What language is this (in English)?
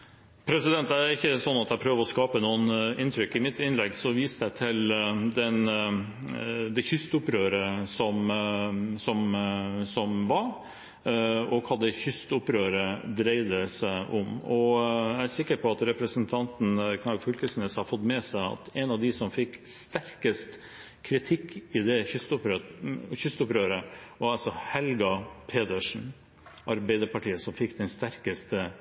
Norwegian Bokmål